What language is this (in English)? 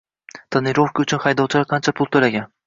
Uzbek